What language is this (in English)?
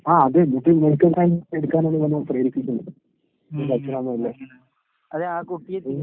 Malayalam